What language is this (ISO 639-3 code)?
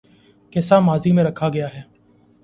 urd